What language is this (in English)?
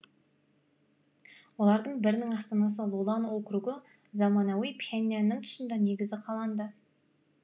Kazakh